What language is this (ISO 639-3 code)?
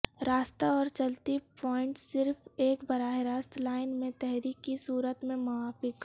urd